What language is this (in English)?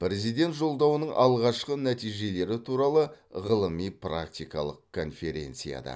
Kazakh